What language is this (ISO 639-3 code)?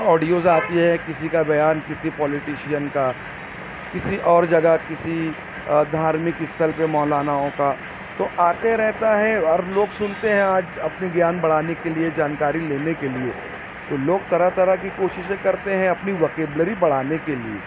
urd